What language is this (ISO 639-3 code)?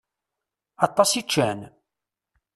kab